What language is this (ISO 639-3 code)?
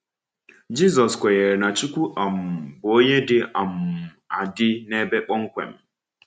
ibo